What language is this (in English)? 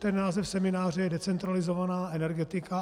Czech